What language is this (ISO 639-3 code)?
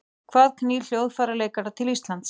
isl